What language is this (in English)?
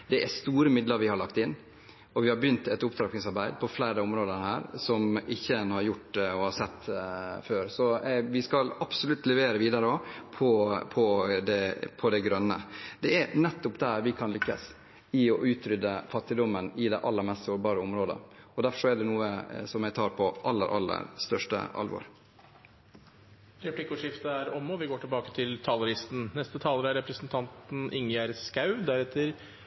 Norwegian Bokmål